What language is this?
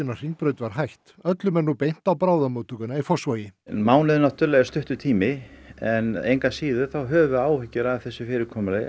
Icelandic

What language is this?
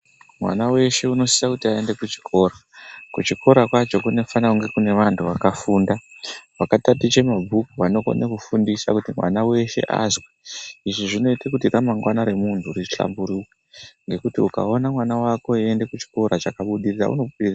Ndau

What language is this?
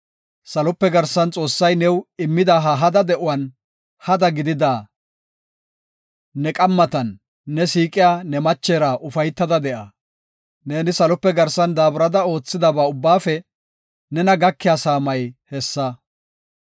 Gofa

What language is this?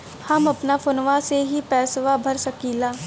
Bhojpuri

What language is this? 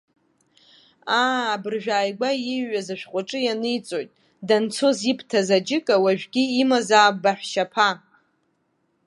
Abkhazian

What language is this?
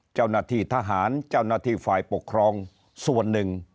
Thai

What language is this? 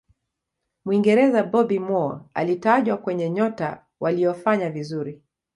Swahili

